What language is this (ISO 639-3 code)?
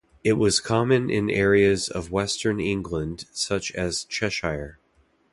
eng